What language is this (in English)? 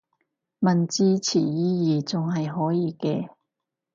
Cantonese